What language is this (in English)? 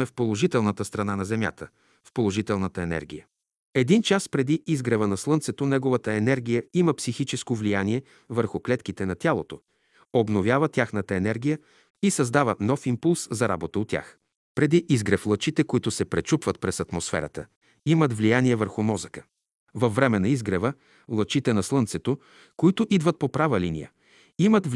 Bulgarian